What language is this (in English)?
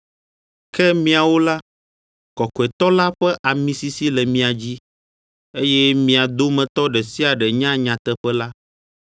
Ewe